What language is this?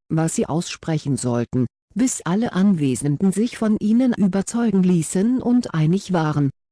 German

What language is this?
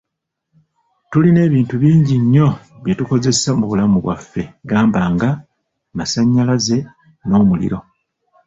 Ganda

